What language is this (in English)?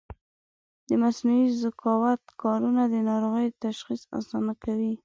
Pashto